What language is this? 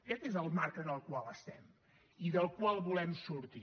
Catalan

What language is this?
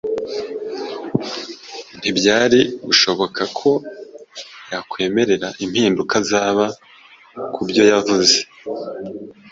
Kinyarwanda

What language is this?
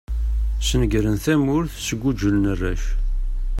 Kabyle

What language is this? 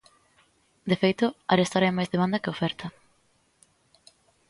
Galician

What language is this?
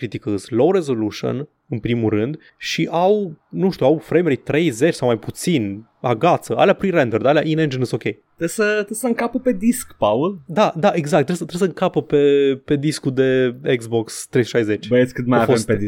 Romanian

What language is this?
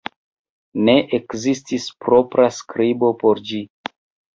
Esperanto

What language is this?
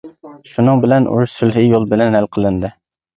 Uyghur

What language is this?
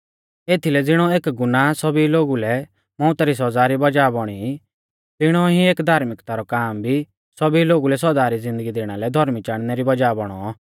Mahasu Pahari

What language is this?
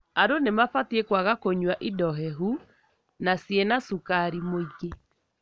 Kikuyu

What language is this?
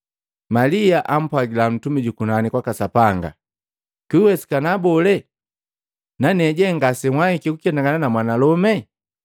Matengo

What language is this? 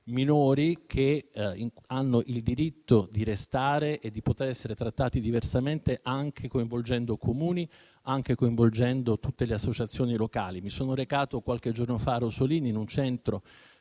Italian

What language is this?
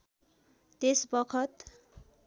Nepali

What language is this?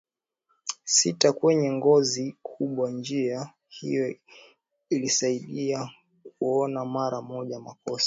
Swahili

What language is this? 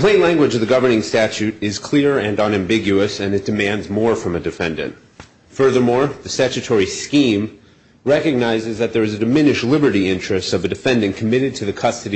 English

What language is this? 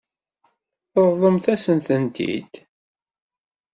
Kabyle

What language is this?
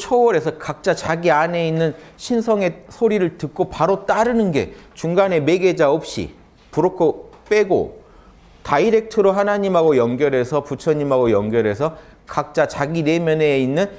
Korean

